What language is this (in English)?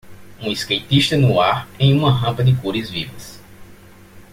Portuguese